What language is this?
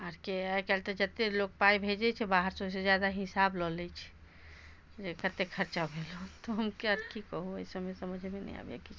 Maithili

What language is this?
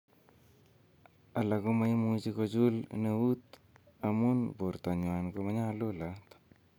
Kalenjin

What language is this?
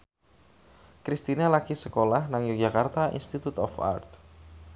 Javanese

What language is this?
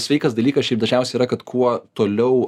Lithuanian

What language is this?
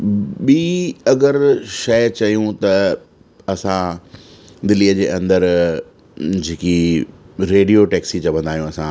Sindhi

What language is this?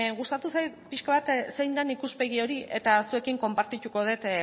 Basque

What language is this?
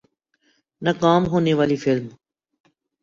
Urdu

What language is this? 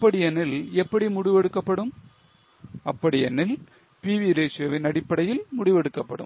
Tamil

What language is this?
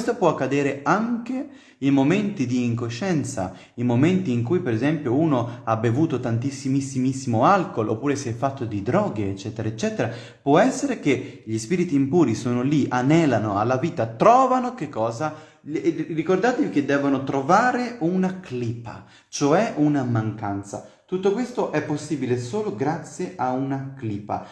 Italian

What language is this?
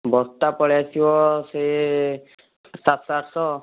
Odia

